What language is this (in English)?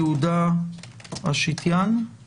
Hebrew